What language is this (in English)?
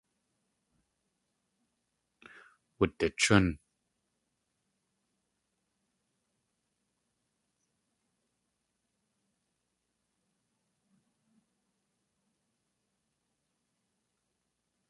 Tlingit